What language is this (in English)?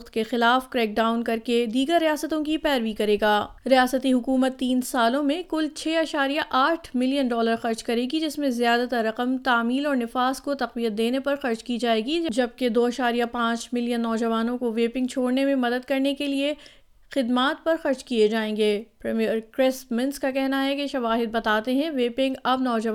Urdu